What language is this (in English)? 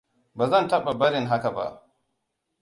Hausa